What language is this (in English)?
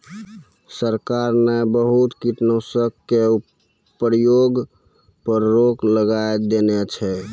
Maithili